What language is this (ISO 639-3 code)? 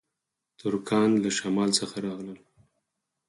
pus